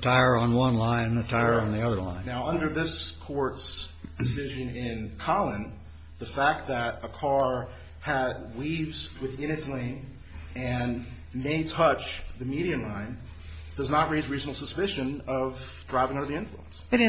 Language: English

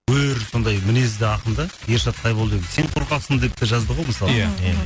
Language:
Kazakh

